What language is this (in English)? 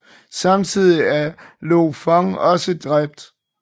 Danish